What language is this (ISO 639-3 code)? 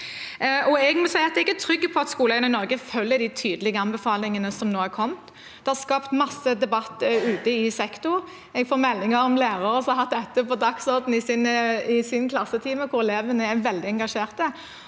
nor